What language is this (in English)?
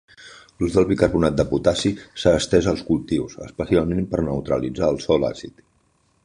Catalan